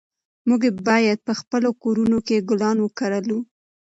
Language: Pashto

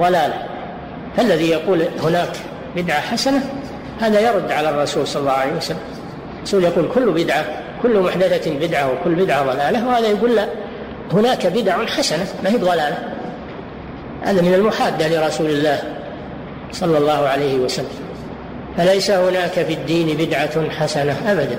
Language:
Arabic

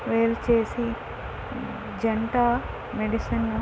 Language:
Telugu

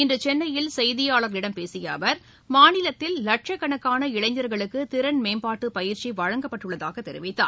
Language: Tamil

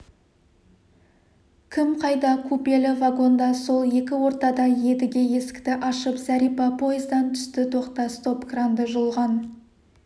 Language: Kazakh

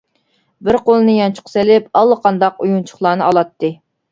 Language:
Uyghur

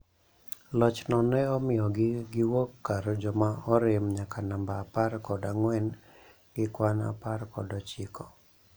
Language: Luo (Kenya and Tanzania)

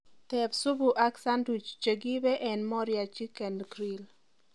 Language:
Kalenjin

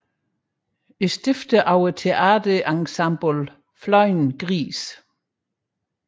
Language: Danish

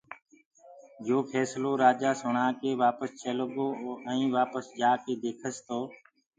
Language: Gurgula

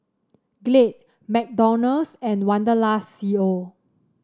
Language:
English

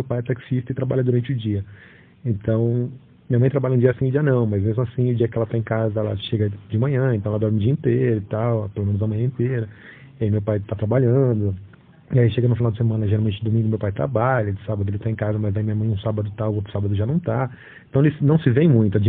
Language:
Portuguese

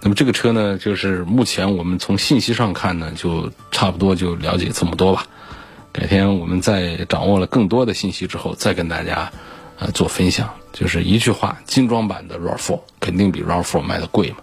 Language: Chinese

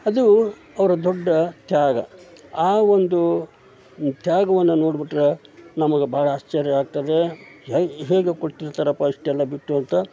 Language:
Kannada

